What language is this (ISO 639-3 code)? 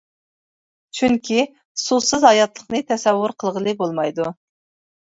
uig